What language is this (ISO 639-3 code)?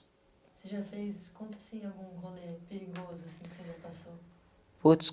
por